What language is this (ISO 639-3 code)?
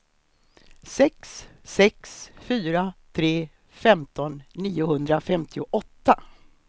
swe